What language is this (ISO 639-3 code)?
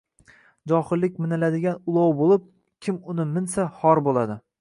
uzb